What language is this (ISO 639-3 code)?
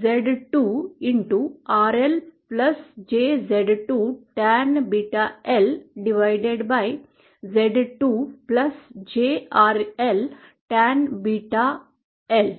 mar